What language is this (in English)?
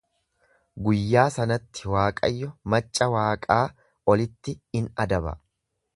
Oromo